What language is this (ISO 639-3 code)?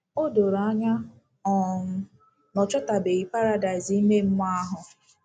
ibo